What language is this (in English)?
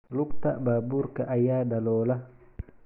Somali